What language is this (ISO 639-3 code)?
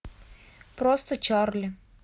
rus